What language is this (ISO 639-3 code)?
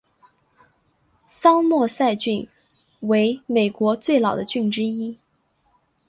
zho